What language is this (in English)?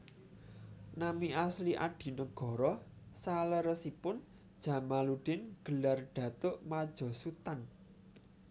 Javanese